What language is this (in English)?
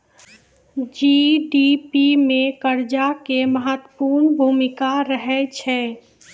Maithili